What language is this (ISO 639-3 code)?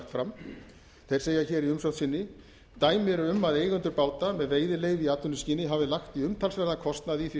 isl